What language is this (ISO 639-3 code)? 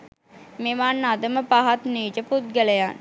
sin